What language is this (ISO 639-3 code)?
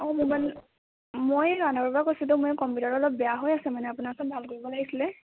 asm